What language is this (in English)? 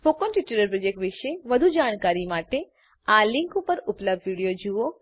Gujarati